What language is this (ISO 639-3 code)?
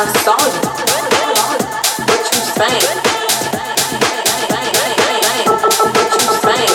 eng